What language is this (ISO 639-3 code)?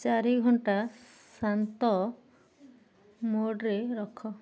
ori